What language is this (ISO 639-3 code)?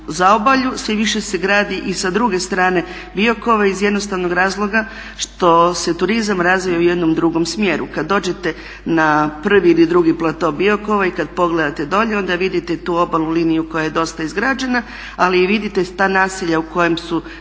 hrv